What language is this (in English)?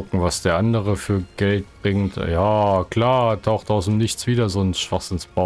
German